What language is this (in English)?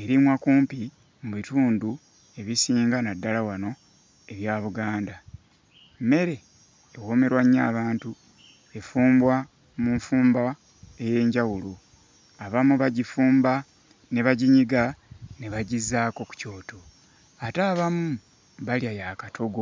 Ganda